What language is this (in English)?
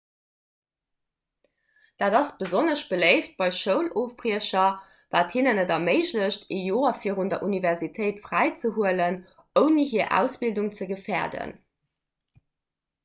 Luxembourgish